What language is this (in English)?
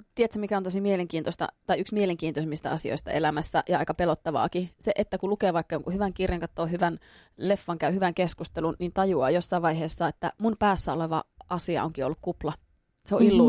Finnish